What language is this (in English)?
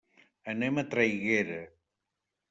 Catalan